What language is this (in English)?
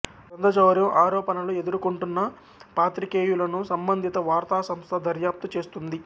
Telugu